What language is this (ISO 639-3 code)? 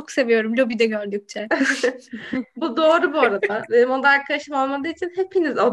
tur